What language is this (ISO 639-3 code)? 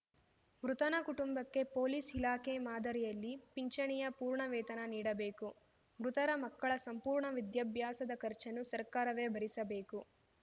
kan